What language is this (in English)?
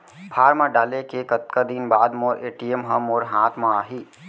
Chhattisgarhi